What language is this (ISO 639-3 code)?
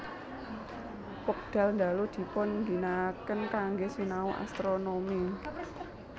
jav